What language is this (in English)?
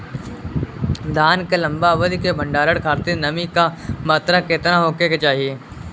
Bhojpuri